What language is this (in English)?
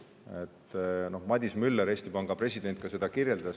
Estonian